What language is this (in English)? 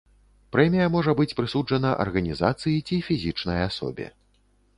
Belarusian